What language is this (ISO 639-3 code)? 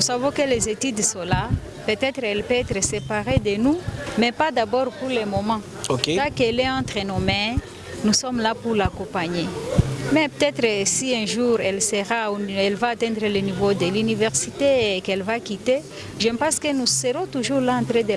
fra